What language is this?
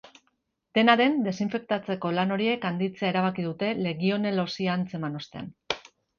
Basque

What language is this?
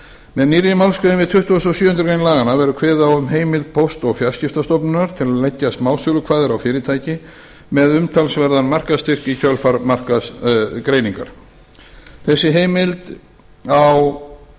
Icelandic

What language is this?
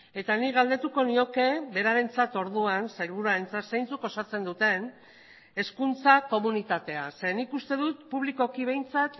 Basque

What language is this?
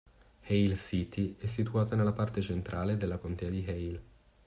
Italian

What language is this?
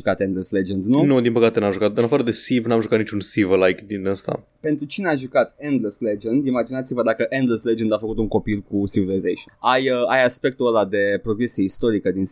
Romanian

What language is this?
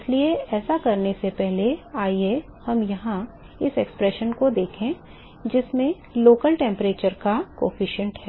Hindi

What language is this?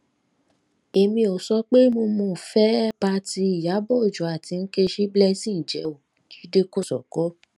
Yoruba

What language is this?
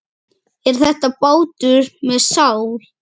Icelandic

